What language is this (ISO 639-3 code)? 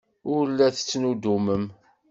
kab